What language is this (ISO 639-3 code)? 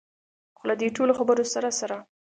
pus